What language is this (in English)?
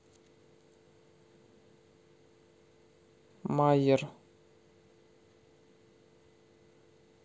Russian